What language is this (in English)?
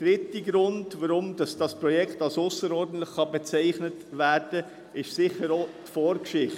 Swiss German